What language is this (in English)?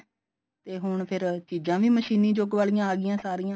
Punjabi